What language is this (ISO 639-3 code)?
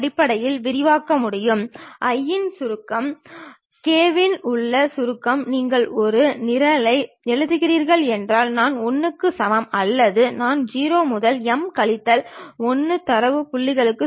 tam